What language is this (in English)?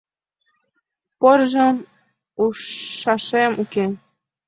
Mari